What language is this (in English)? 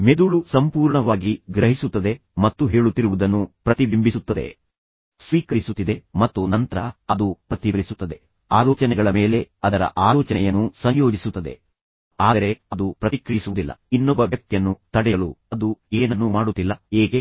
Kannada